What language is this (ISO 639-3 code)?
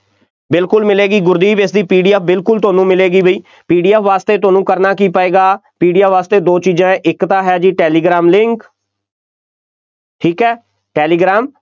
pan